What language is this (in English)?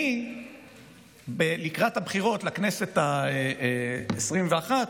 Hebrew